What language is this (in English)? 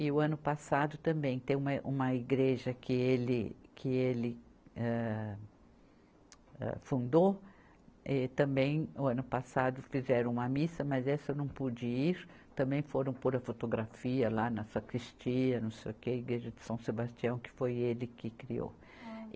Portuguese